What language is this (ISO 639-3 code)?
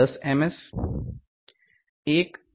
guj